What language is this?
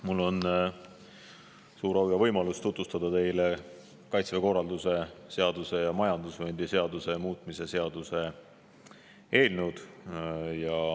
Estonian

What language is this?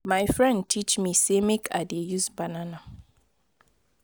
Nigerian Pidgin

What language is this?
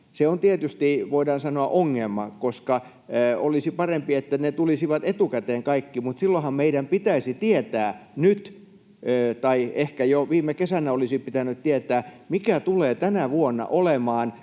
Finnish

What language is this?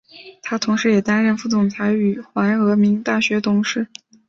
Chinese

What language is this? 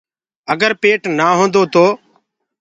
Gurgula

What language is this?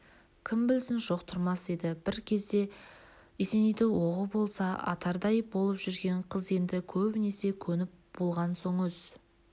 Kazakh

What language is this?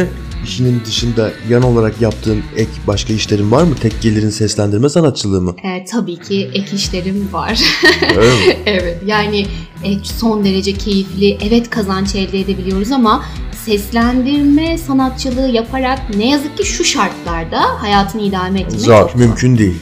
Turkish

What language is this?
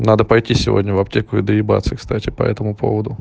Russian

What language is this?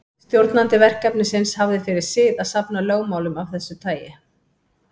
Icelandic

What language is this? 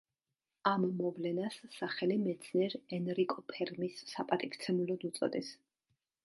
Georgian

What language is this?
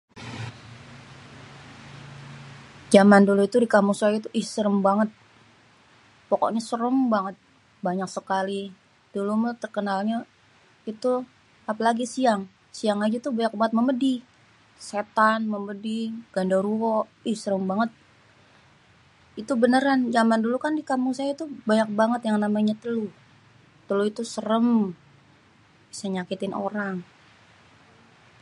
Betawi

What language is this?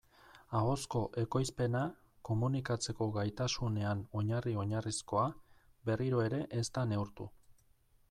Basque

